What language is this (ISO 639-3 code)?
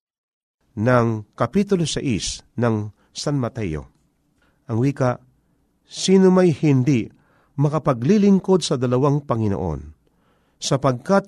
fil